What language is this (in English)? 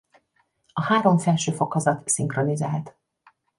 Hungarian